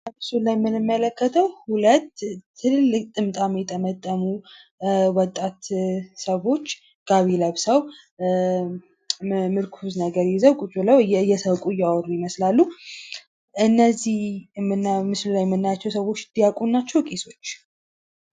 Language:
Amharic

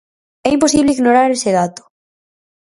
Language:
Galician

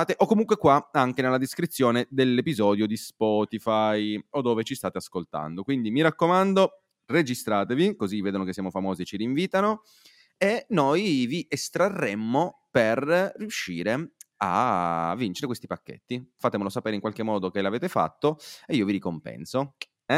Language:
Italian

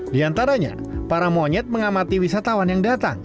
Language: Indonesian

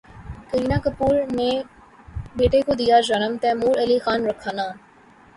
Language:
Urdu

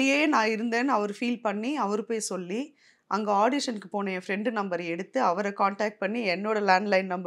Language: Tamil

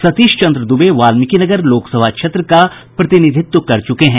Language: Hindi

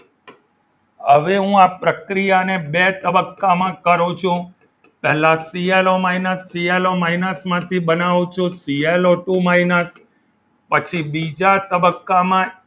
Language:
Gujarati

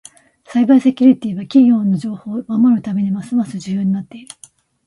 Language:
Japanese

